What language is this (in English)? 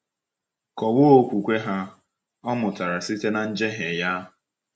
Igbo